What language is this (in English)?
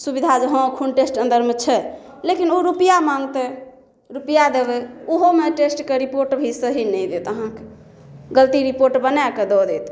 Maithili